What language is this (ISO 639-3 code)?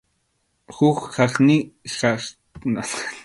qxu